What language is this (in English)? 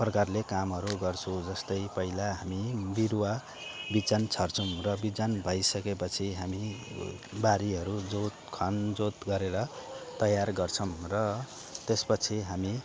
Nepali